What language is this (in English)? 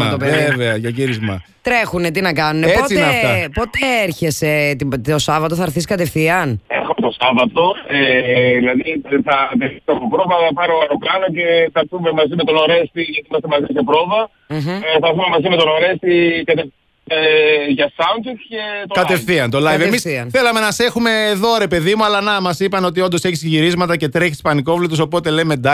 Greek